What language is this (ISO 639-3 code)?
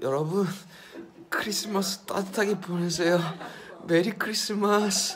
kor